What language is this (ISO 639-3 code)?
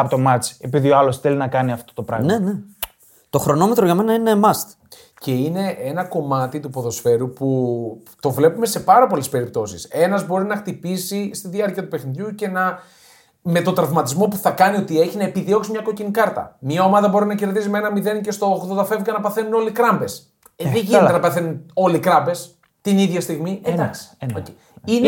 ell